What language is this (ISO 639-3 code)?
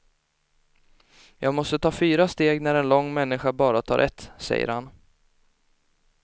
swe